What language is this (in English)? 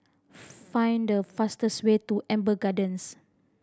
English